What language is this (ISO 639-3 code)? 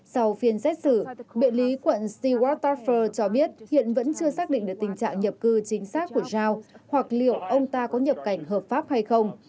vie